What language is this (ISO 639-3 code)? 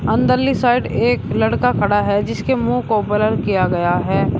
hin